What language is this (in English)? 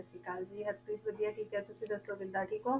Punjabi